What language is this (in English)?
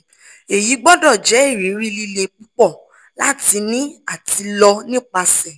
Yoruba